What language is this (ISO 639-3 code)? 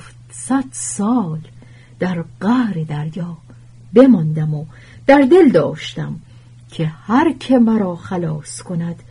fas